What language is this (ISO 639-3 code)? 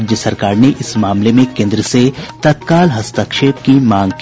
hin